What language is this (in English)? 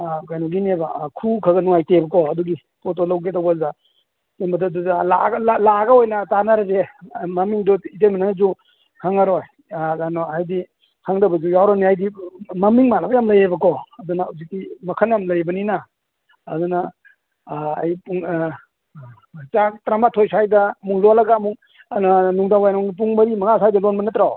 Manipuri